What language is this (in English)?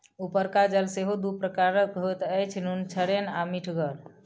Maithili